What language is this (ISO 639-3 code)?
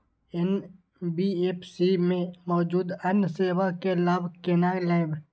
mai